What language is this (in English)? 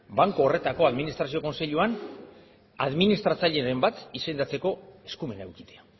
Basque